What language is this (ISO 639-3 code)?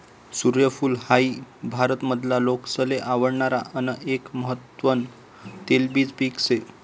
mar